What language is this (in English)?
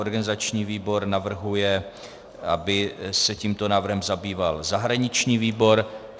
Czech